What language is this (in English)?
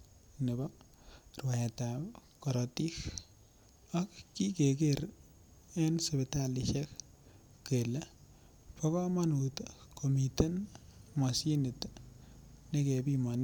Kalenjin